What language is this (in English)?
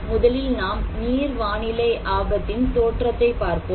Tamil